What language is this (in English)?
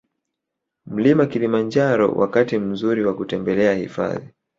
Swahili